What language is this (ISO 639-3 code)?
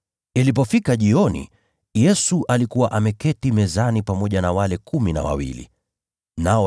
swa